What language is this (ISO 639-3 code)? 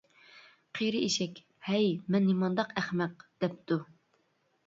uig